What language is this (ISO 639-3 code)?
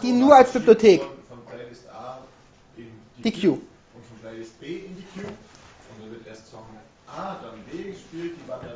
deu